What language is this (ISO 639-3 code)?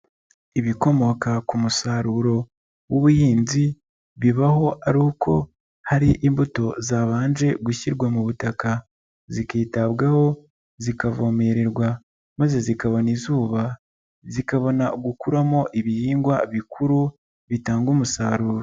kin